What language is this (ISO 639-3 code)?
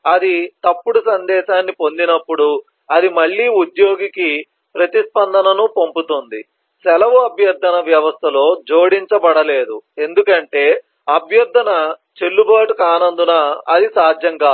tel